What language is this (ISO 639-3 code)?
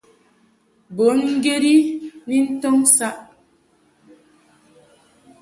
mhk